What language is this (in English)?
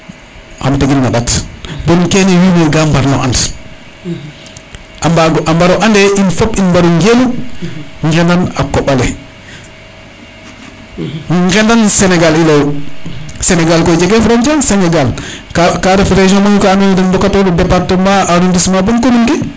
Serer